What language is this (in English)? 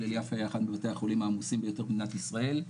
Hebrew